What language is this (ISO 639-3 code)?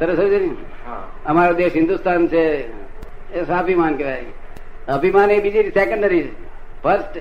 guj